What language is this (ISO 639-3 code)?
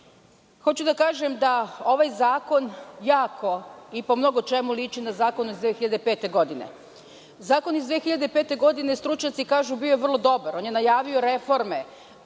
srp